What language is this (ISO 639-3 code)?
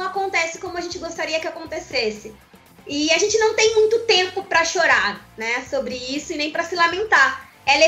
por